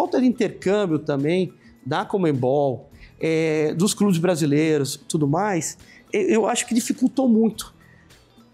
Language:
Portuguese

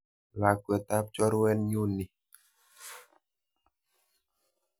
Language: Kalenjin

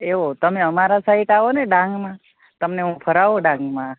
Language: Gujarati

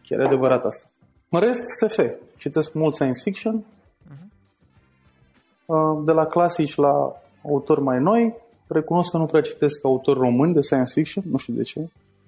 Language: Romanian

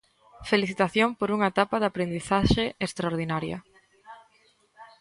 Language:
Galician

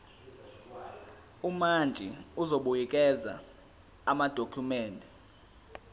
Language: Zulu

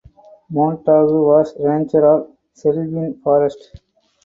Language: English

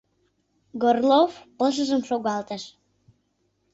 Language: Mari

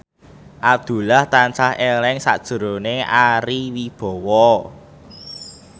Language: Javanese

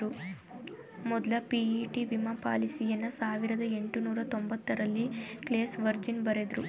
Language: Kannada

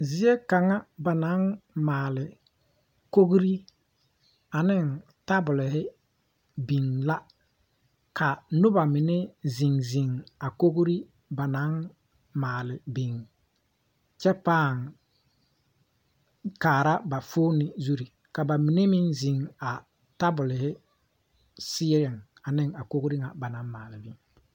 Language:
Southern Dagaare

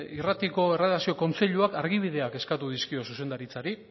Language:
Basque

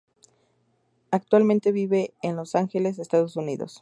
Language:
Spanish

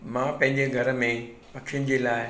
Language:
Sindhi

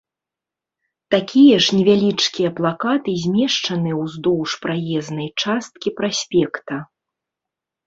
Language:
Belarusian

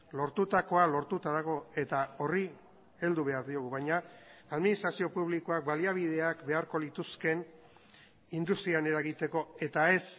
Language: Basque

